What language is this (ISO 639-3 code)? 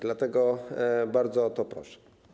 pol